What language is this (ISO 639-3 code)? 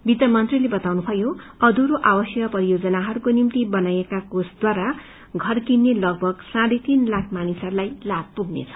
nep